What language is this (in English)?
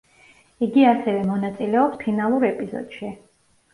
Georgian